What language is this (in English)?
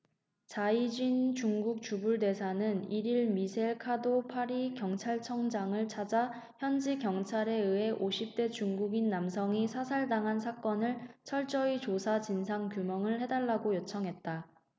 Korean